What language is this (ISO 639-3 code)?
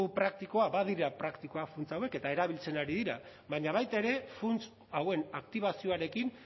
eus